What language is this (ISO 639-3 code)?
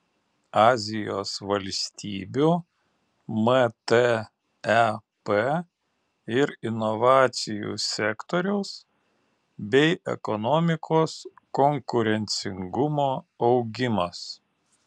lit